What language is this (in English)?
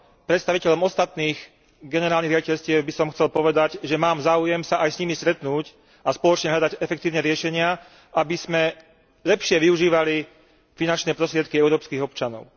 Slovak